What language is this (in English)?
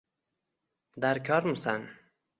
Uzbek